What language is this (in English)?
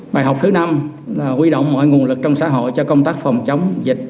Vietnamese